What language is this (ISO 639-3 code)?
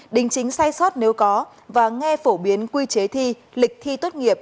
vie